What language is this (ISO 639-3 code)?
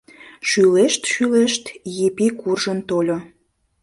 chm